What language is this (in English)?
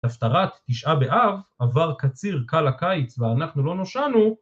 Hebrew